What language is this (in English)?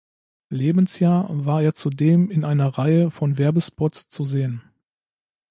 German